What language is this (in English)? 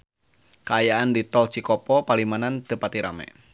Sundanese